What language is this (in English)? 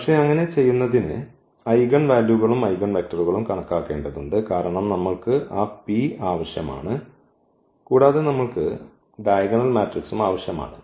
Malayalam